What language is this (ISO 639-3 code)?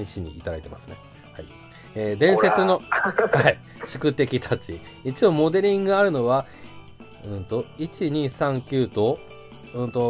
jpn